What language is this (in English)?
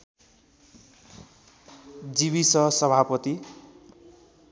Nepali